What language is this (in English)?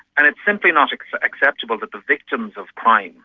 English